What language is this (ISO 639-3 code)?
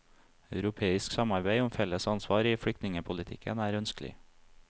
nor